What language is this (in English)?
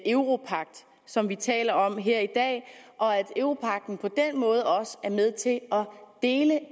Danish